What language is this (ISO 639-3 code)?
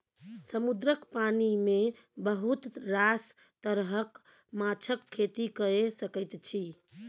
mai